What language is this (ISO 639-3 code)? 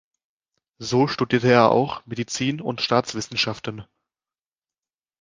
deu